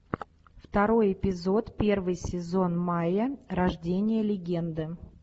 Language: Russian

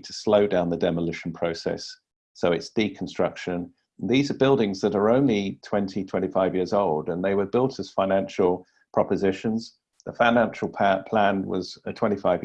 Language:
English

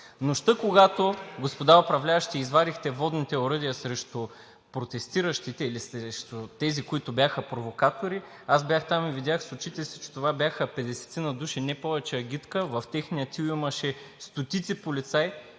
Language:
Bulgarian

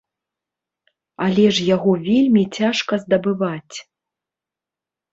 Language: Belarusian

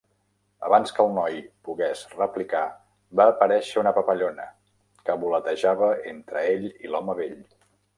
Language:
Catalan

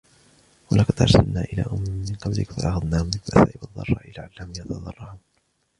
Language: Arabic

